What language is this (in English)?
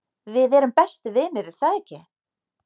Icelandic